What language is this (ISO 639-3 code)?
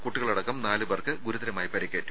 mal